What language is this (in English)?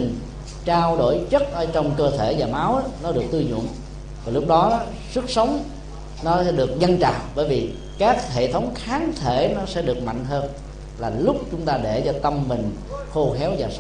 Vietnamese